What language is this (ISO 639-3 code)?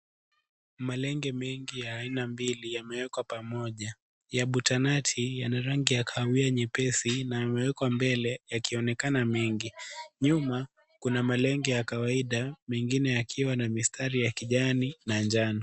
swa